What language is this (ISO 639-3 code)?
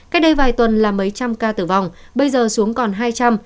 vie